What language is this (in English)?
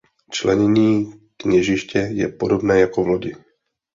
Czech